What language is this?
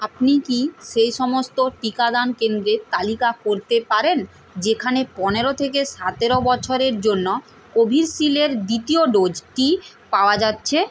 Bangla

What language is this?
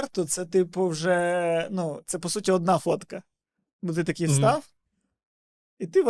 Ukrainian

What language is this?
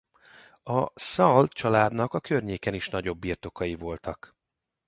Hungarian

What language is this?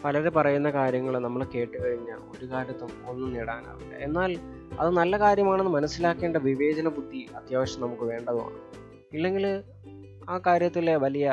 Malayalam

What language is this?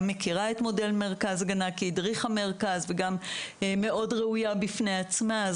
Hebrew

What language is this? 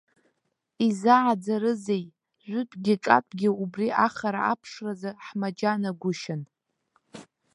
Abkhazian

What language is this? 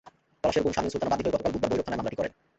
Bangla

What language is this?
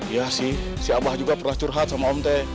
Indonesian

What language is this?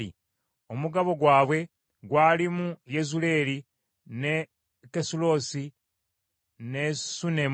Ganda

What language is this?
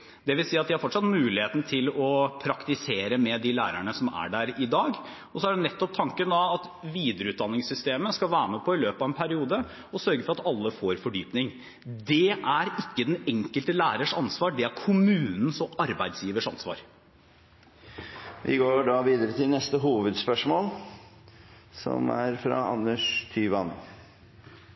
Norwegian Bokmål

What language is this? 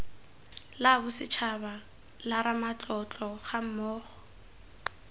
Tswana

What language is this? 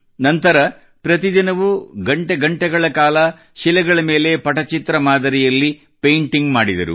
Kannada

